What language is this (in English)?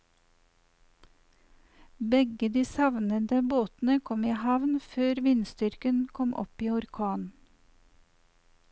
Norwegian